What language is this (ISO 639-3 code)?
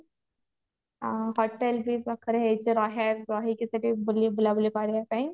ori